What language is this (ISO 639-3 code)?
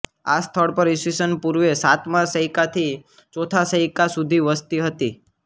guj